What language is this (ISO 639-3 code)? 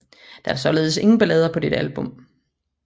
dan